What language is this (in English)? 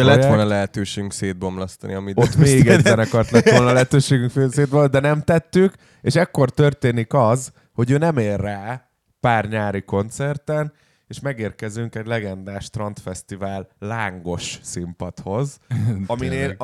Hungarian